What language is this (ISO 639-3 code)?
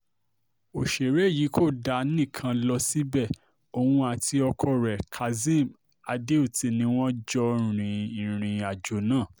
yor